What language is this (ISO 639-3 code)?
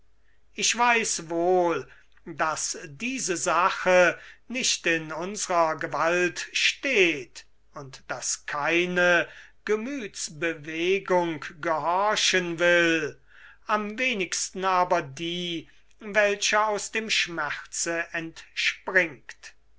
deu